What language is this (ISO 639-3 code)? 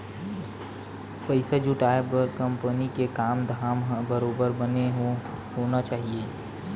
hne